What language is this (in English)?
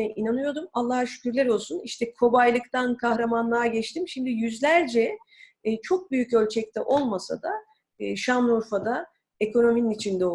Turkish